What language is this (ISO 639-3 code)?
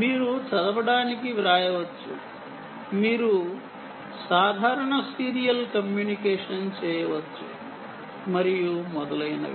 tel